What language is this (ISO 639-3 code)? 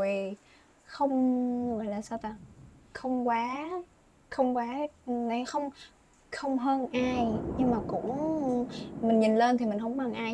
vie